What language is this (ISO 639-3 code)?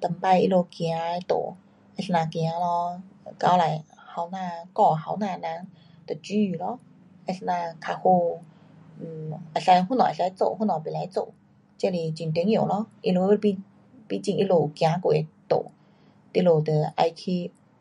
cpx